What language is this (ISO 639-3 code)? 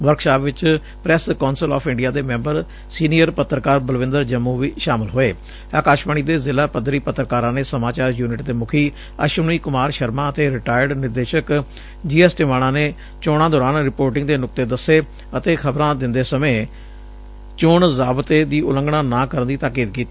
pan